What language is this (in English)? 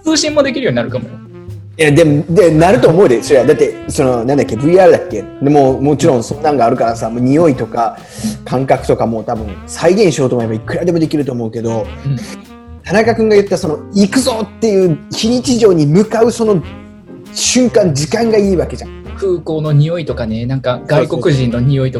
Japanese